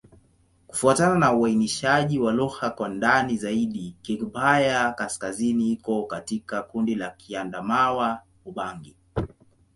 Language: Swahili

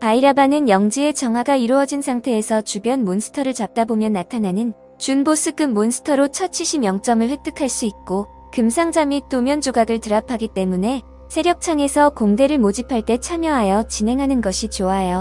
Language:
Korean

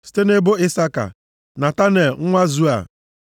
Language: Igbo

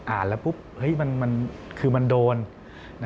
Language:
Thai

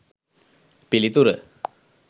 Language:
Sinhala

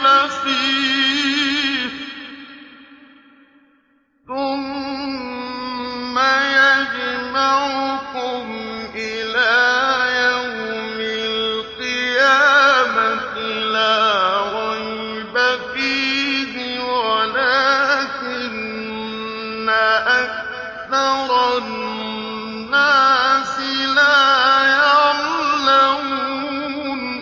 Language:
Arabic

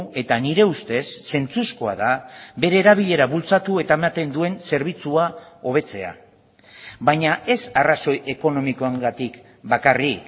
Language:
Basque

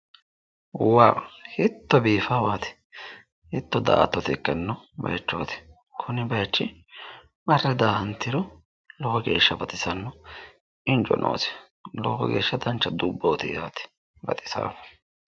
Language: Sidamo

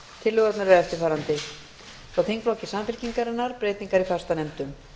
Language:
Icelandic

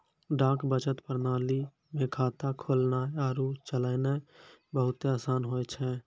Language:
Maithili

